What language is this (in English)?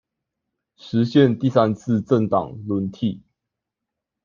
Chinese